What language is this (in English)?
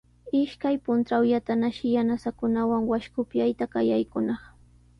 Sihuas Ancash Quechua